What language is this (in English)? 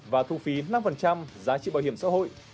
Vietnamese